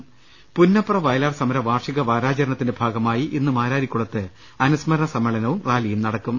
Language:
Malayalam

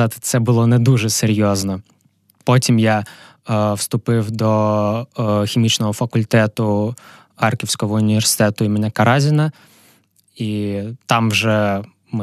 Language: Ukrainian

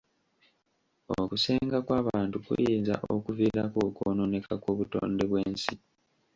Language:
Ganda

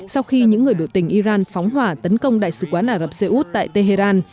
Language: Vietnamese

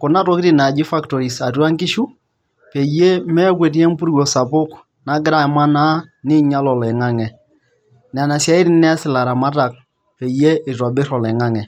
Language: Masai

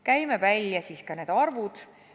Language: Estonian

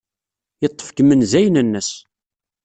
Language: Kabyle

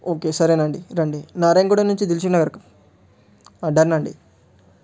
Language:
Telugu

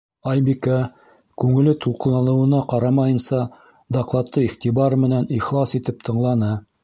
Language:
Bashkir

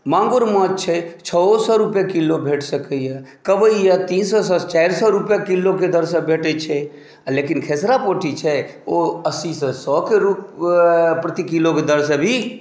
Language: Maithili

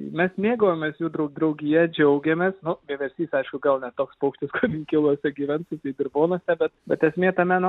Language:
Lithuanian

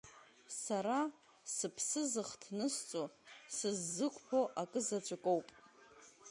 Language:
Abkhazian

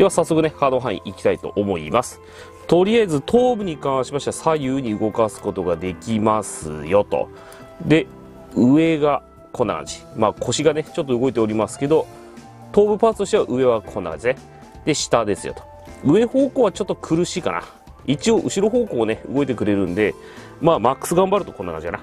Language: Japanese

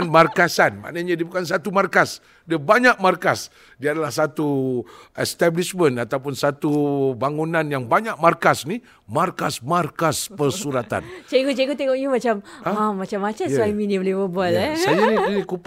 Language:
Malay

